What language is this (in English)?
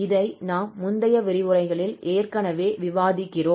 Tamil